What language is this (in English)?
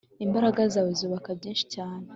Kinyarwanda